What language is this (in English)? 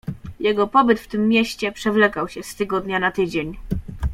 Polish